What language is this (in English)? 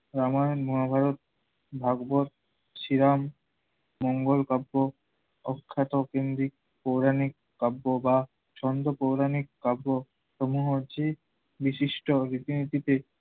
Bangla